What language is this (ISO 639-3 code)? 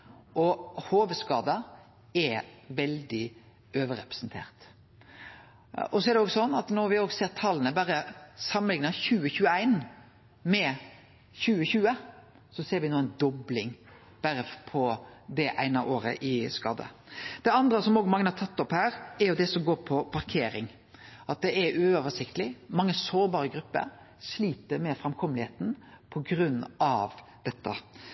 nno